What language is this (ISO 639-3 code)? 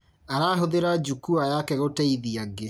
kik